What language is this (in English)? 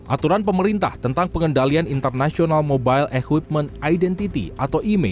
Indonesian